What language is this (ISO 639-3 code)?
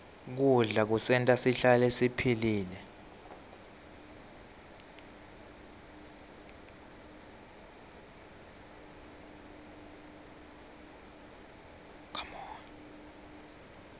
ssw